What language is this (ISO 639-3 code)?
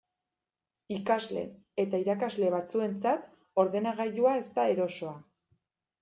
eus